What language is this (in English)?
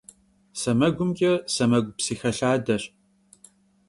Kabardian